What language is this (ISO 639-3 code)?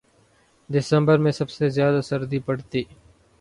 urd